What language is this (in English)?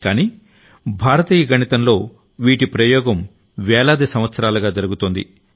Telugu